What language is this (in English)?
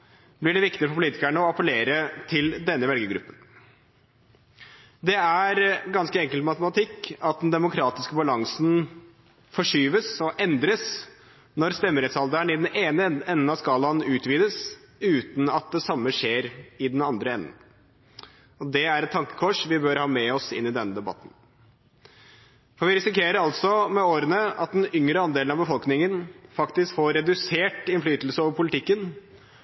Norwegian Bokmål